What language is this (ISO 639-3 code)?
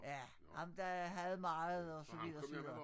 dan